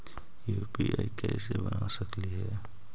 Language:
Magahi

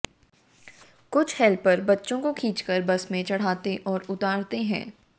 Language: Hindi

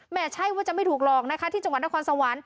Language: Thai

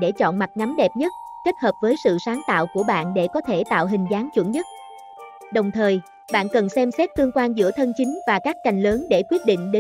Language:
Vietnamese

